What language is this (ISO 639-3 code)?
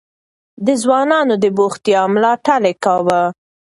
pus